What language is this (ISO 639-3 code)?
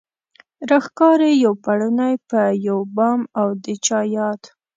pus